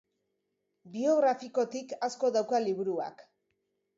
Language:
Basque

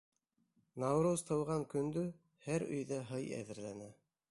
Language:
Bashkir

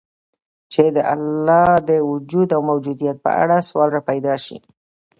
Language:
Pashto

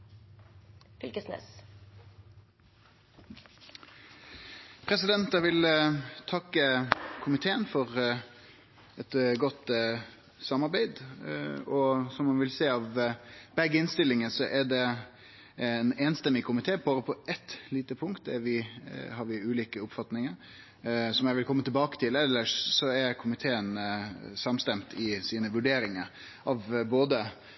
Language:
Norwegian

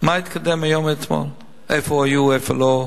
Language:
Hebrew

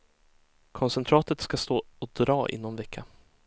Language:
Swedish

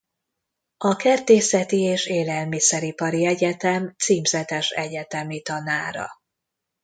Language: Hungarian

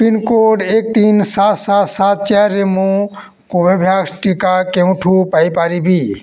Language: Odia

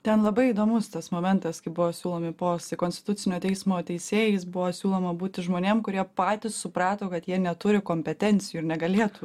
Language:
Lithuanian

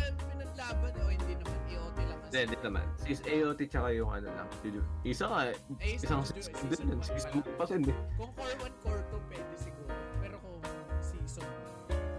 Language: Filipino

